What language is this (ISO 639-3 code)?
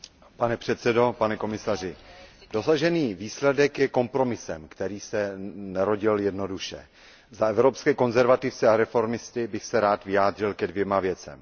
ces